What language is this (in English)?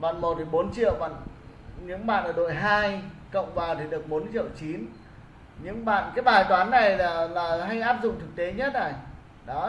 Vietnamese